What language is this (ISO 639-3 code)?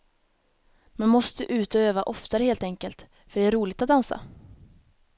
swe